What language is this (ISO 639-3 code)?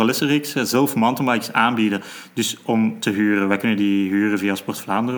nld